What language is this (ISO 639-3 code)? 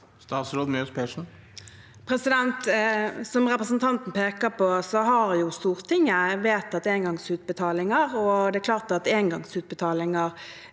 nor